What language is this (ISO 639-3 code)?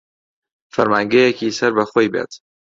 ckb